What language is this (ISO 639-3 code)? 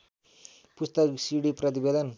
nep